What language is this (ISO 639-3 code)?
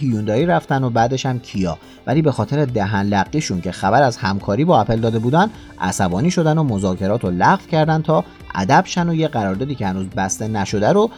fas